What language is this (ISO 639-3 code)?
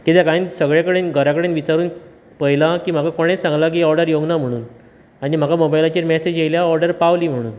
kok